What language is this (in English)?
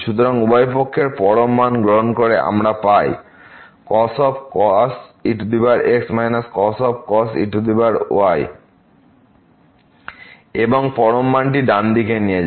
Bangla